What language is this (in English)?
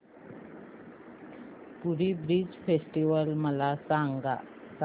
Marathi